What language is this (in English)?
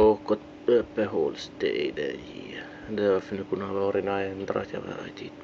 Swedish